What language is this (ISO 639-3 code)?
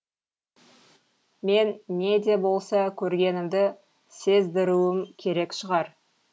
kaz